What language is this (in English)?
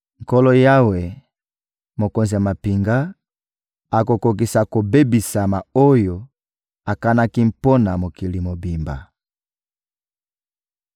Lingala